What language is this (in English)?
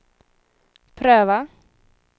Swedish